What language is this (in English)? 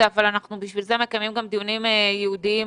Hebrew